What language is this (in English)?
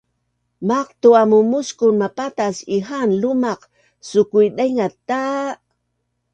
Bunun